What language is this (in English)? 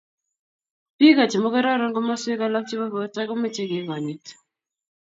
Kalenjin